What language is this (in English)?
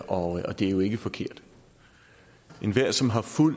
Danish